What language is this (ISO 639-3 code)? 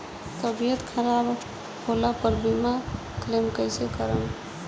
bho